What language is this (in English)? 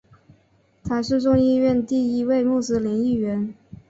Chinese